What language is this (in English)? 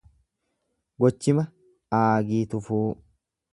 Oromo